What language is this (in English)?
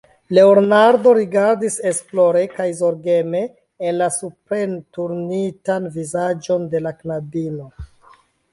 Esperanto